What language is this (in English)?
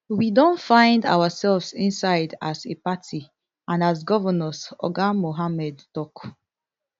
Nigerian Pidgin